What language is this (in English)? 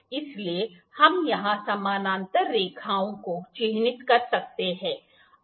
Hindi